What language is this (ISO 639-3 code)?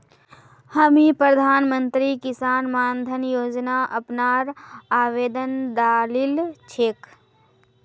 mag